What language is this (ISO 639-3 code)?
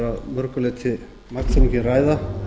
isl